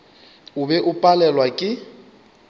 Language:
Northern Sotho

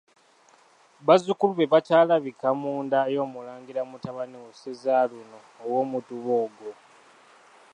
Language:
Ganda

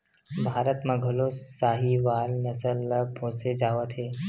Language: Chhattisgarhi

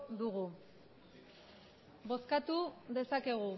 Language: Basque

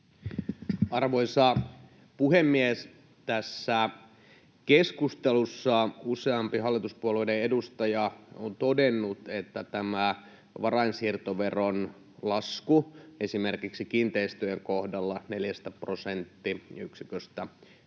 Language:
Finnish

